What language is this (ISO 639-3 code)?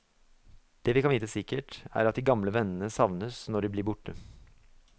nor